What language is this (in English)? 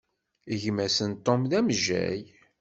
Kabyle